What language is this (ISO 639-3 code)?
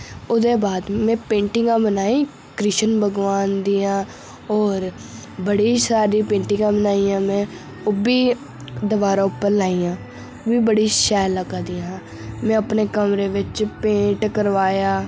doi